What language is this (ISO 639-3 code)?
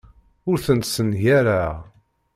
kab